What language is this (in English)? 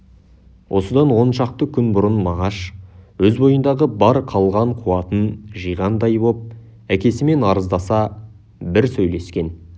Kazakh